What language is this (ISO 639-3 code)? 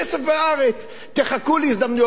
heb